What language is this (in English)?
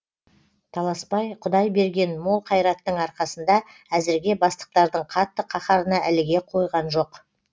Kazakh